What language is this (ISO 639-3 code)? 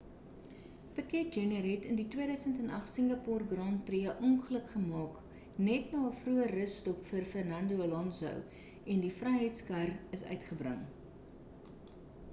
afr